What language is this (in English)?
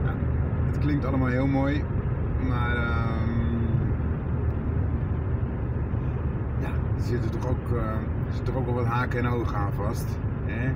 Dutch